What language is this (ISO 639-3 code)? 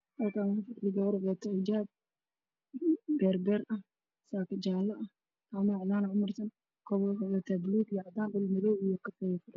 som